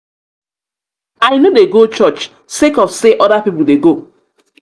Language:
Nigerian Pidgin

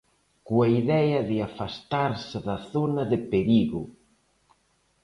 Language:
Galician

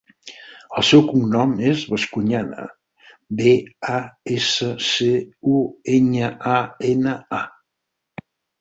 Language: Catalan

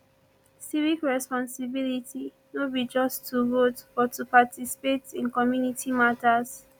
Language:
Nigerian Pidgin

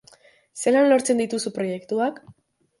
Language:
Basque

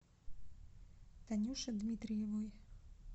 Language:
Russian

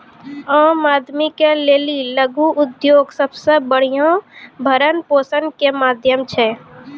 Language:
Maithili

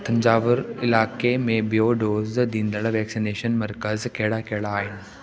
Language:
Sindhi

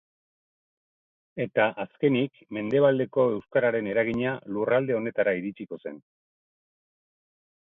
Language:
Basque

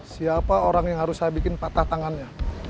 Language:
Indonesian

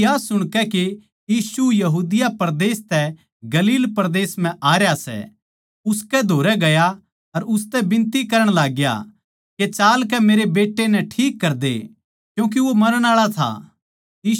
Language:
Haryanvi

